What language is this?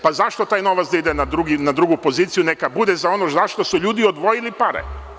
Serbian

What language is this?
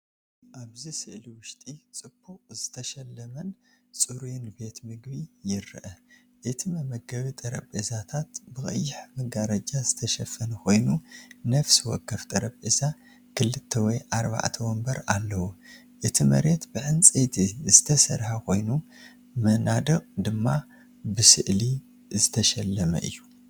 Tigrinya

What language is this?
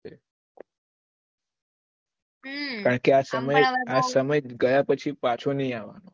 Gujarati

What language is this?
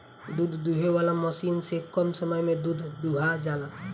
Bhojpuri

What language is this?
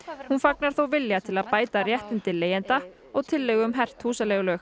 Icelandic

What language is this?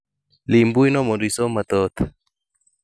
Luo (Kenya and Tanzania)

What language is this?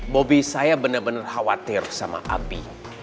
Indonesian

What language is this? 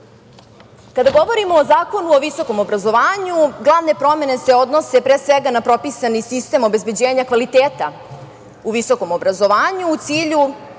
Serbian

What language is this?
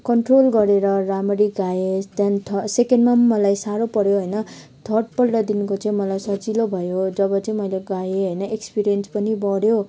Nepali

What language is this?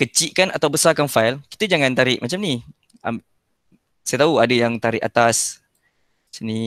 Malay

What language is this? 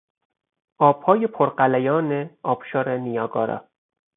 Persian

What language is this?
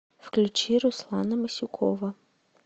Russian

